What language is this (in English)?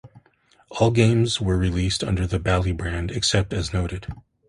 English